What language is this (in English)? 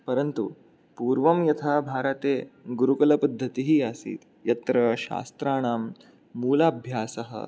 Sanskrit